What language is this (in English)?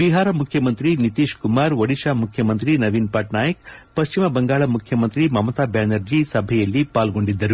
Kannada